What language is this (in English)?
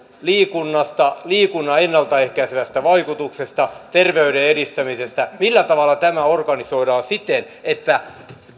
Finnish